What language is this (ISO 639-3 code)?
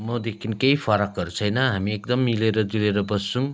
nep